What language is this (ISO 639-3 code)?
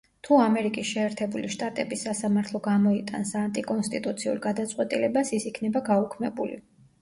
kat